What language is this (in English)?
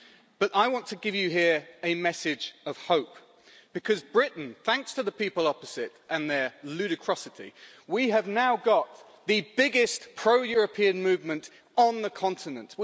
English